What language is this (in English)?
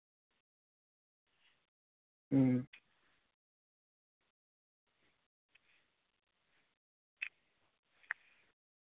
Santali